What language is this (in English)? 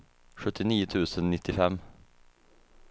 Swedish